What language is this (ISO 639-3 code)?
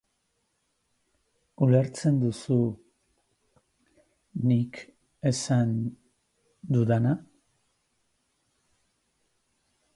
eus